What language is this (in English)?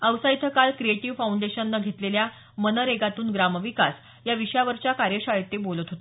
Marathi